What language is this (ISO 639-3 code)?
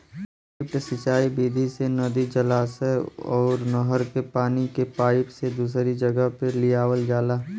bho